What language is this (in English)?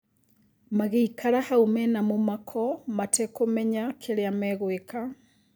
Kikuyu